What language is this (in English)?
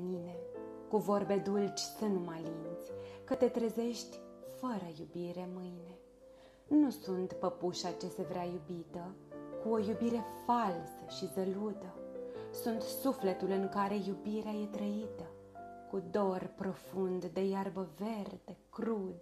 Romanian